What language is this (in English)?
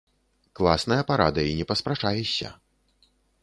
Belarusian